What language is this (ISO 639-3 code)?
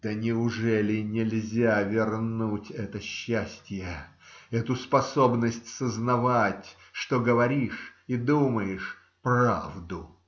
rus